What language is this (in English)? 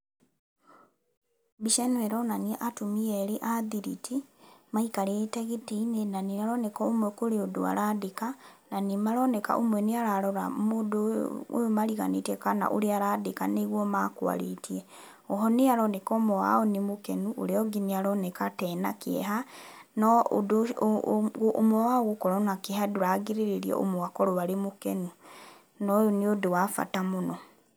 Kikuyu